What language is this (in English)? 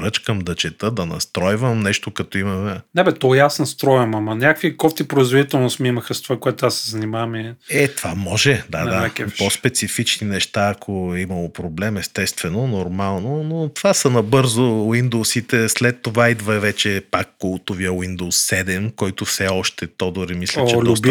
Bulgarian